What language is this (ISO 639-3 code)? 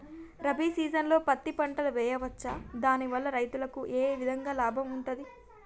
tel